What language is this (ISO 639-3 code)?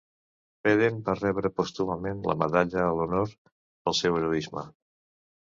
cat